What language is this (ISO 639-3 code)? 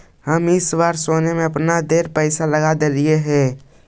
mag